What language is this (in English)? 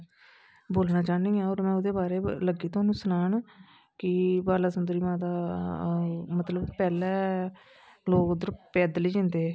Dogri